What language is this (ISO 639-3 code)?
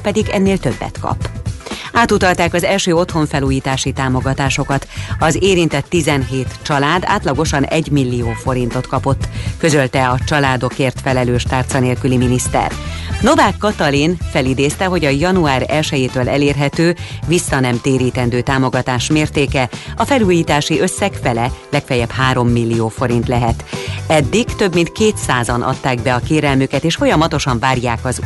hun